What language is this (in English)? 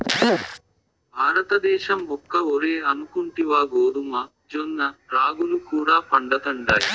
Telugu